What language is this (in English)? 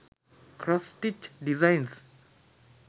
Sinhala